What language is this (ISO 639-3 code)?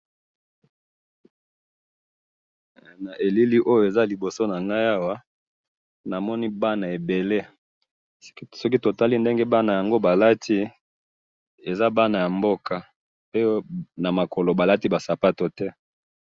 lin